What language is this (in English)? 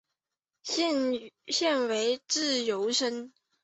Chinese